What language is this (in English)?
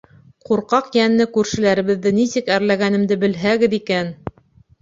Bashkir